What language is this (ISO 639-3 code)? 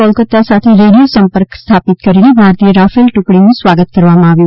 guj